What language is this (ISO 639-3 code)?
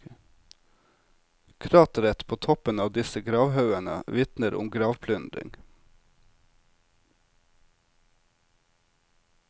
nor